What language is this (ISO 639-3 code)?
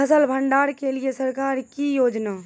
mai